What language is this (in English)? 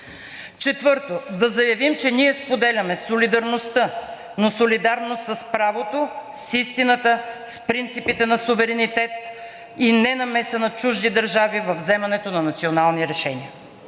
Bulgarian